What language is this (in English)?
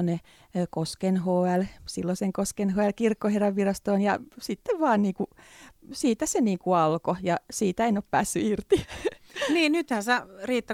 Finnish